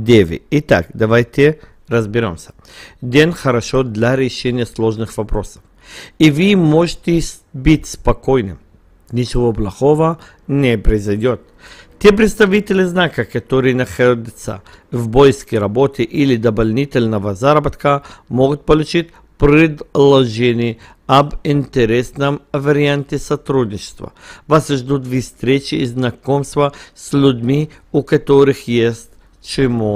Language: Russian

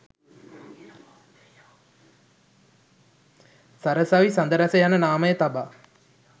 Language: Sinhala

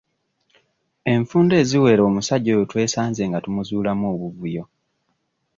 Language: Ganda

